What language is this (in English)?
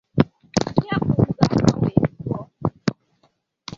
Igbo